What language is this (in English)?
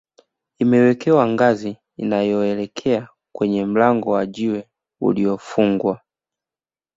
Swahili